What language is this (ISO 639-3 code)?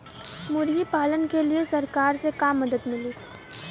bho